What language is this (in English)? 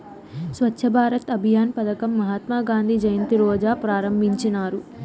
Telugu